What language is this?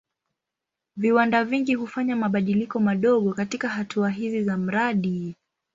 Swahili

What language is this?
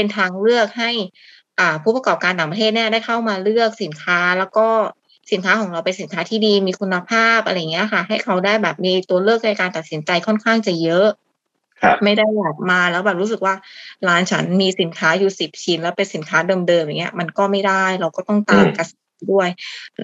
Thai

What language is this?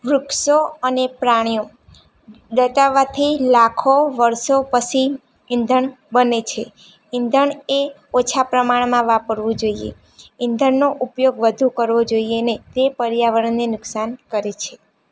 Gujarati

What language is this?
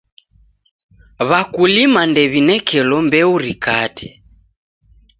Taita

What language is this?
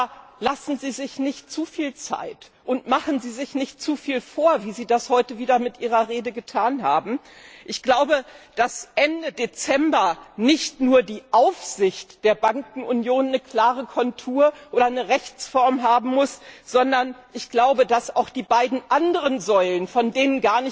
German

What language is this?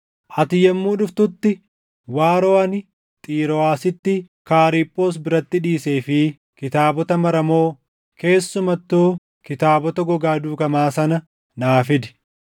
Oromo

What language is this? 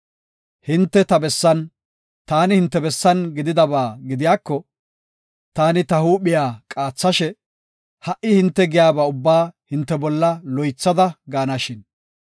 Gofa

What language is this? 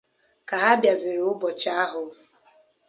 Igbo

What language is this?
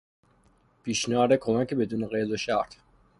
Persian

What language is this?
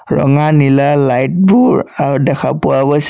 Assamese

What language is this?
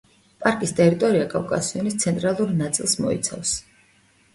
Georgian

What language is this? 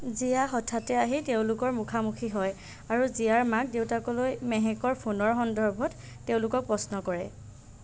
Assamese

